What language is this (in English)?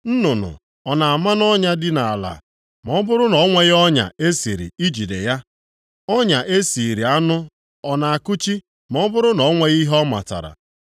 Igbo